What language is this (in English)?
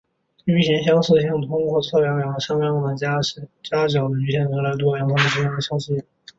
Chinese